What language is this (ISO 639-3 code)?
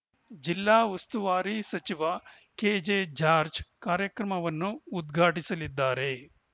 kan